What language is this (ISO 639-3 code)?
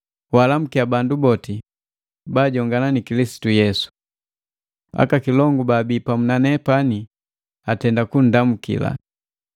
mgv